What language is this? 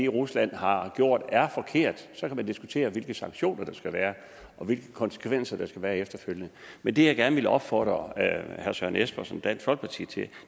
Danish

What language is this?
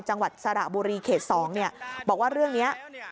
Thai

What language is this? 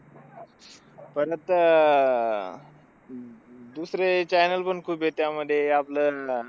Marathi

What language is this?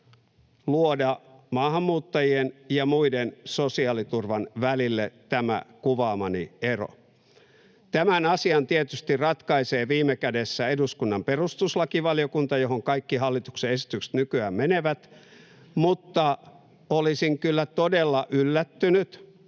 Finnish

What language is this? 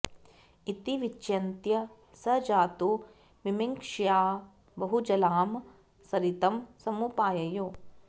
Sanskrit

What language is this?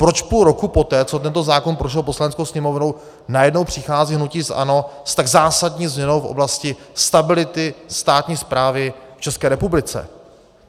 Czech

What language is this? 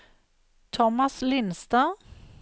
Norwegian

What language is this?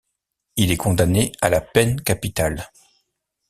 French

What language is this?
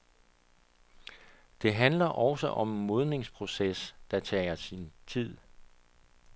Danish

